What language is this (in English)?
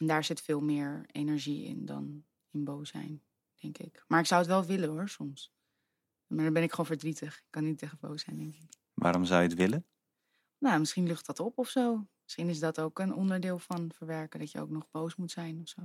Dutch